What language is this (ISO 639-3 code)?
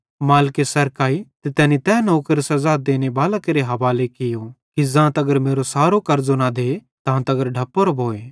bhd